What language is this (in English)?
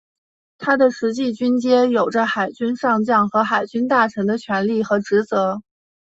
Chinese